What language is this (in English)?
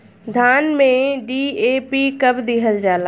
Bhojpuri